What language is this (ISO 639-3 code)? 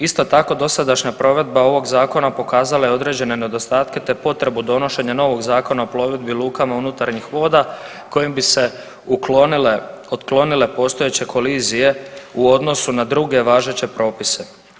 hrv